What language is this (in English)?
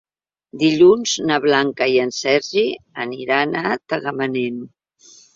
Catalan